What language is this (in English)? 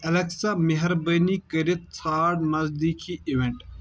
Kashmiri